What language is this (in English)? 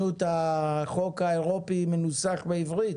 Hebrew